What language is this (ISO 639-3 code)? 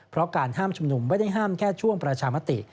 tha